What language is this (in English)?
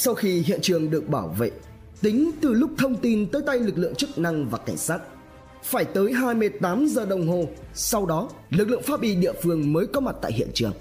Vietnamese